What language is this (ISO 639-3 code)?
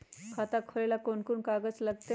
mag